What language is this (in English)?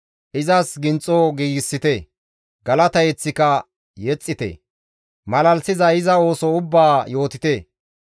Gamo